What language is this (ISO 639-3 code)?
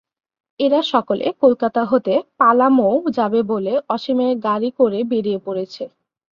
ben